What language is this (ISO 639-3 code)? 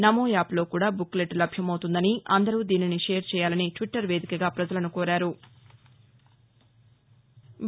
tel